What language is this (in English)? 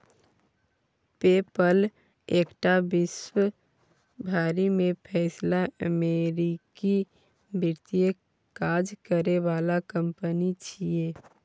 Maithili